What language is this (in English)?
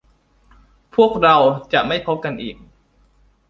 Thai